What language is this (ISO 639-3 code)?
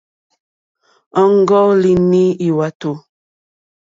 bri